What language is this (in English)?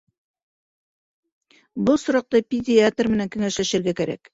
Bashkir